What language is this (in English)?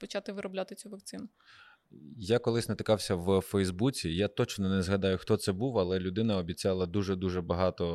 Ukrainian